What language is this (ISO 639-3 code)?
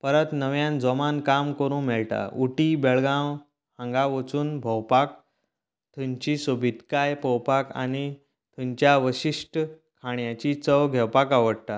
kok